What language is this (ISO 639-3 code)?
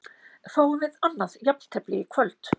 isl